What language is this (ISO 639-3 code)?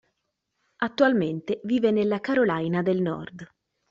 ita